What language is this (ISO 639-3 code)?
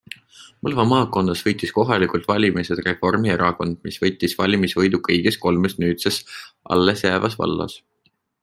est